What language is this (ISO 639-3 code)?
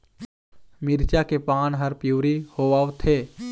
hne